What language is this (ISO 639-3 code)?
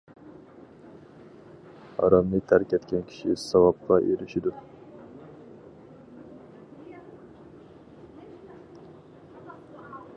uig